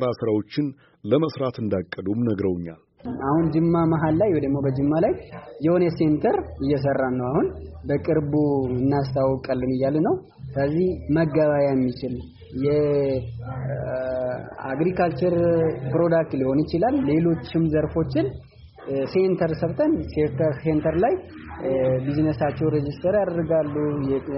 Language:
Amharic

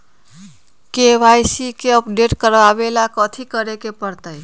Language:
Magahi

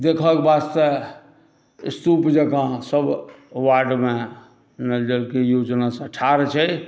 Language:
Maithili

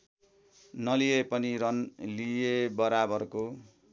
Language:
Nepali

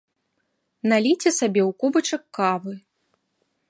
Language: Belarusian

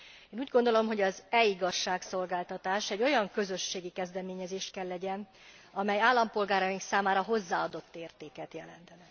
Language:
Hungarian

